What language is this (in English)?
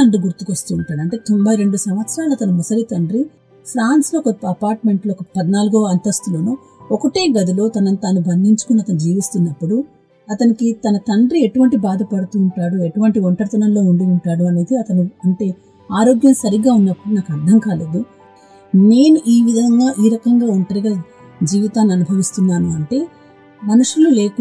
Telugu